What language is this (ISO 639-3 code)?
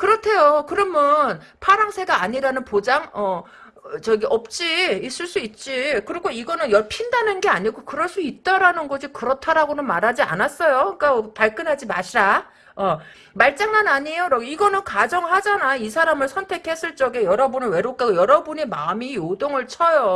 kor